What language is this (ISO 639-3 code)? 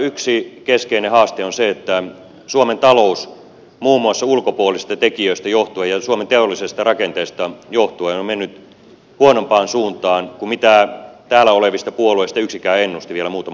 fin